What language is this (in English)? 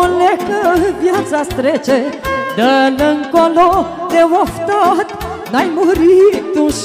Romanian